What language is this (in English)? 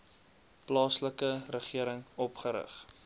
Afrikaans